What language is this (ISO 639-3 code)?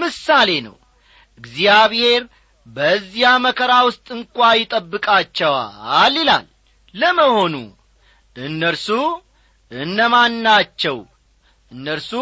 amh